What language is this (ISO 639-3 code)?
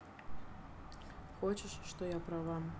rus